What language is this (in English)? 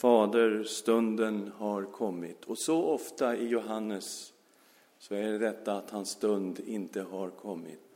Swedish